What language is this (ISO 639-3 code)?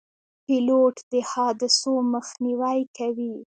pus